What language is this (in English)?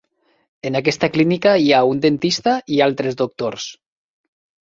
Catalan